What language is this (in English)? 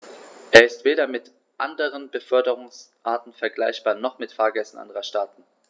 German